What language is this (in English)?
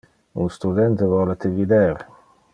Interlingua